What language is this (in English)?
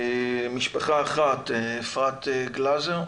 Hebrew